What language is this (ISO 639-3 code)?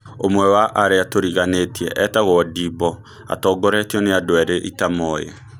kik